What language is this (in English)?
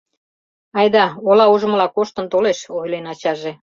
Mari